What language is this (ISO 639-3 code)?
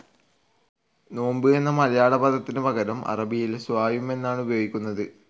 mal